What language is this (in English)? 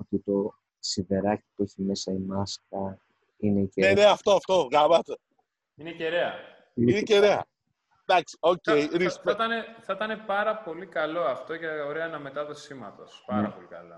Greek